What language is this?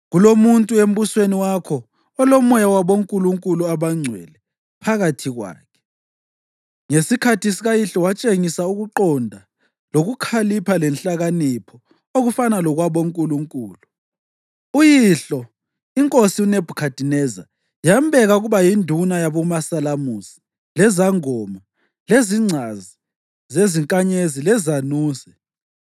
North Ndebele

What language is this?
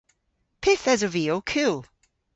Cornish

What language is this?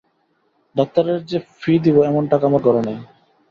Bangla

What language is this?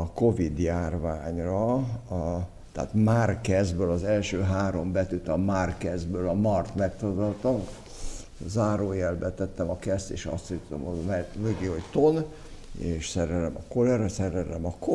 Hungarian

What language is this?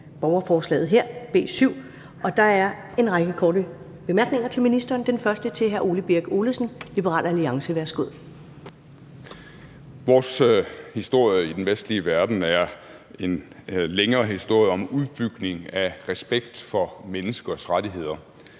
Danish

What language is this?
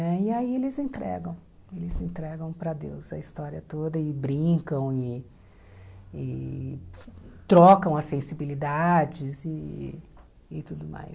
Portuguese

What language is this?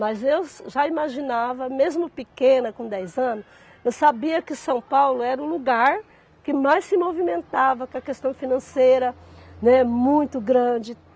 Portuguese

